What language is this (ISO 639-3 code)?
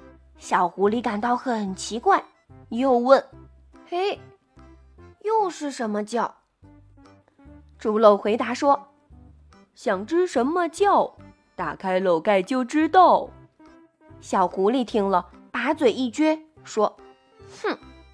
zho